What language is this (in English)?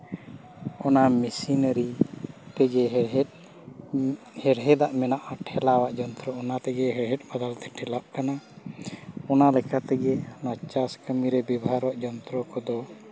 Santali